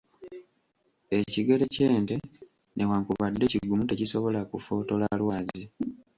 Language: Ganda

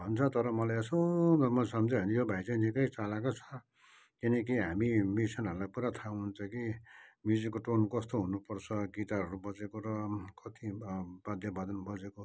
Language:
Nepali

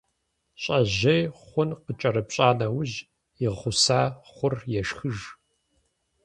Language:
Kabardian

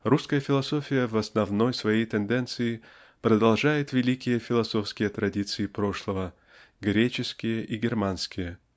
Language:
Russian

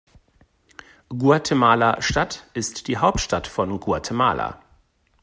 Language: German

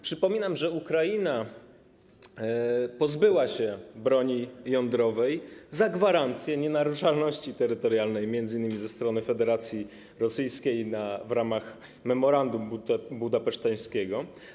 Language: Polish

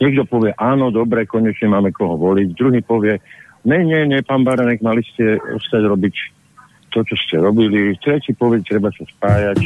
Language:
Slovak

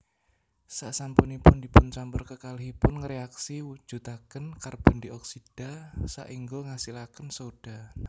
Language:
Javanese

